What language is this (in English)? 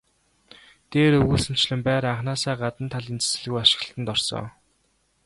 Mongolian